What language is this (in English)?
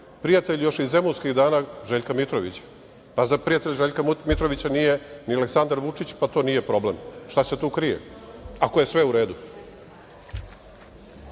Serbian